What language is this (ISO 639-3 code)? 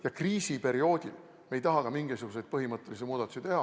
est